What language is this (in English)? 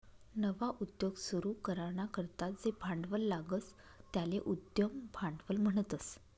Marathi